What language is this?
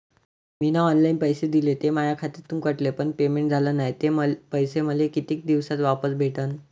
Marathi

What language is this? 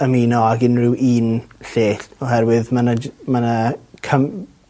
Welsh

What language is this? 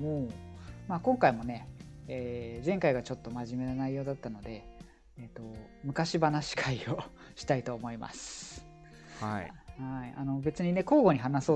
Japanese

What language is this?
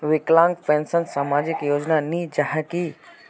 Magahi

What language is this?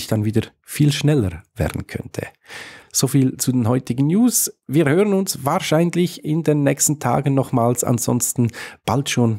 German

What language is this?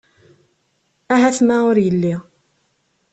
Kabyle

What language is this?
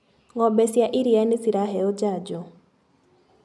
Kikuyu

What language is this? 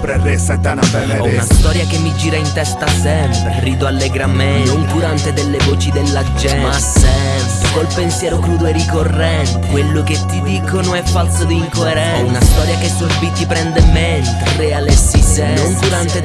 Italian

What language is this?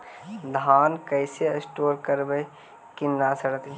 Magahi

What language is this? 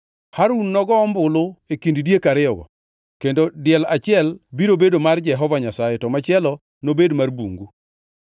Luo (Kenya and Tanzania)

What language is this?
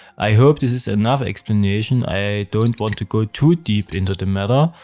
English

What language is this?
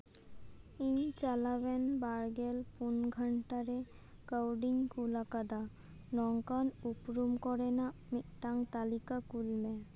Santali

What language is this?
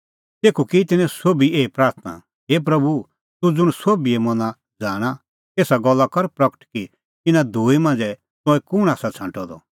Kullu Pahari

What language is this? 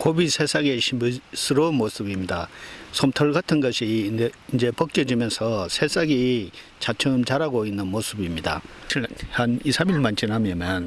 Korean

